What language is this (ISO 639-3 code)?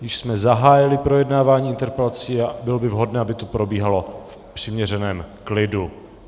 ces